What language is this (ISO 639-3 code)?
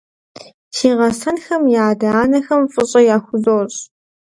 kbd